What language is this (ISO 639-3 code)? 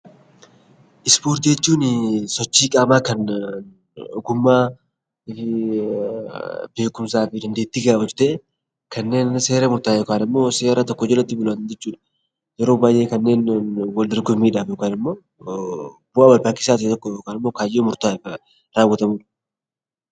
orm